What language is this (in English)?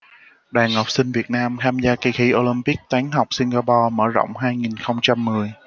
Vietnamese